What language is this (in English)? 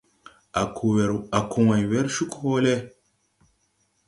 Tupuri